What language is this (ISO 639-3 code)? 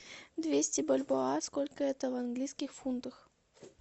rus